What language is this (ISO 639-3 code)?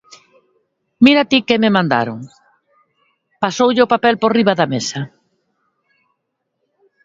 glg